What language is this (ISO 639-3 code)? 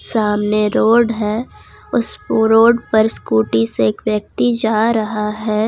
hin